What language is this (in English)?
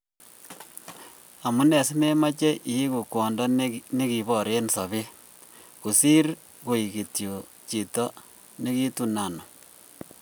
Kalenjin